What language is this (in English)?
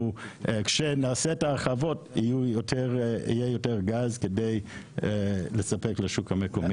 Hebrew